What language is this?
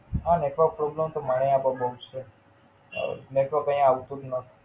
Gujarati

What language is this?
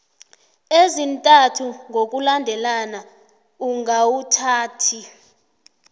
South Ndebele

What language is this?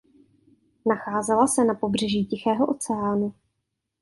Czech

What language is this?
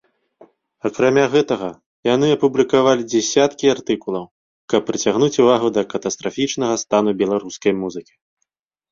Belarusian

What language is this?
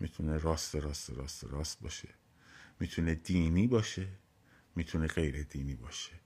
Persian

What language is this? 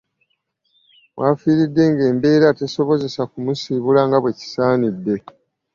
Ganda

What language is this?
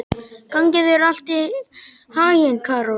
Icelandic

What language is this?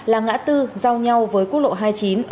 Vietnamese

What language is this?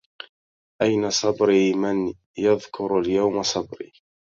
Arabic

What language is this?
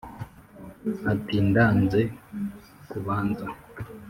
Kinyarwanda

